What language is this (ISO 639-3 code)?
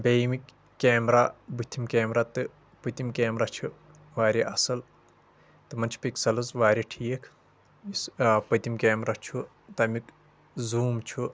kas